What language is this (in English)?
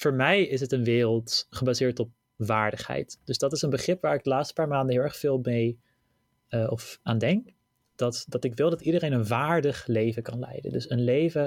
Dutch